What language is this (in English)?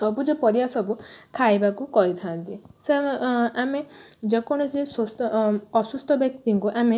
Odia